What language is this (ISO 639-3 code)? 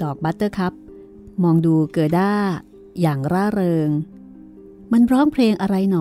tha